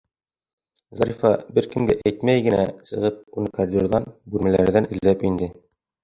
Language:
Bashkir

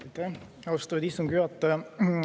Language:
Estonian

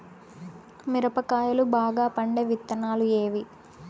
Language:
Telugu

